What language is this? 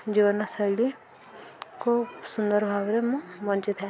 Odia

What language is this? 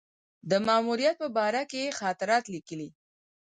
Pashto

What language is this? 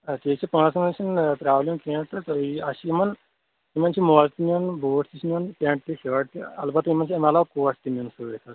Kashmiri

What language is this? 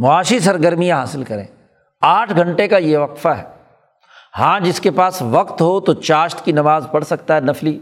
Urdu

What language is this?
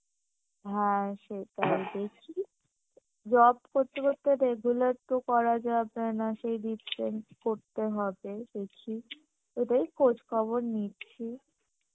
Bangla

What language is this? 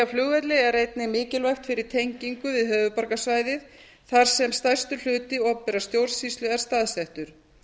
Icelandic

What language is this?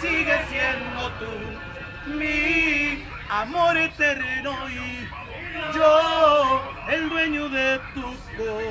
Spanish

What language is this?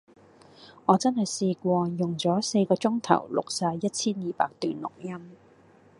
Cantonese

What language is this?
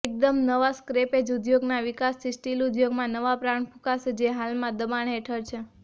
Gujarati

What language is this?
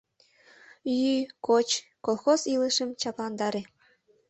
Mari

